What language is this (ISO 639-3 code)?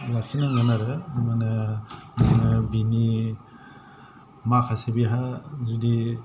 brx